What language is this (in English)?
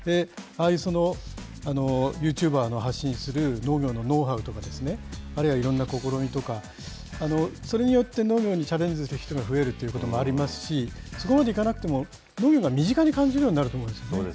Japanese